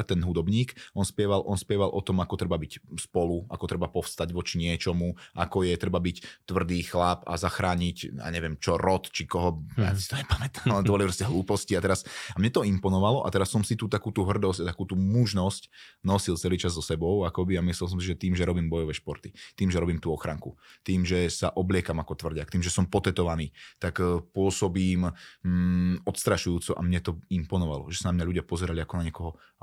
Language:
Slovak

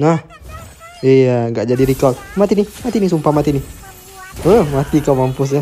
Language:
Indonesian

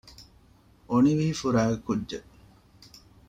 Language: Divehi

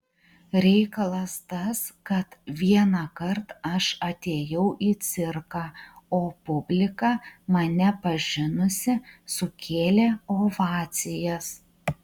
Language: Lithuanian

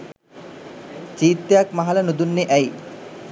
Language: Sinhala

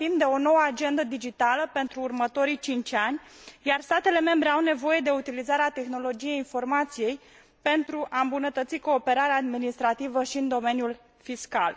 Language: Romanian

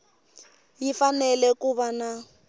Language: Tsonga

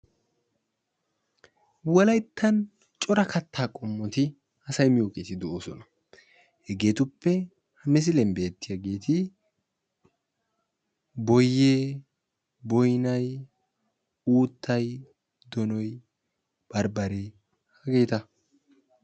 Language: Wolaytta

